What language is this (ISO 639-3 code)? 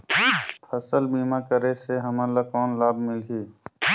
hne